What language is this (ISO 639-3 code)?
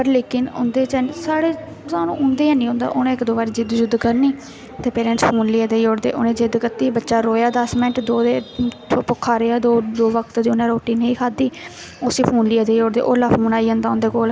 doi